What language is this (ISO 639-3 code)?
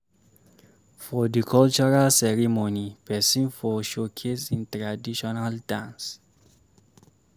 pcm